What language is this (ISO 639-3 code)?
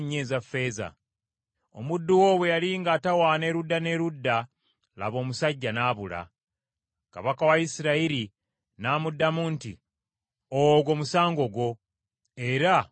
lug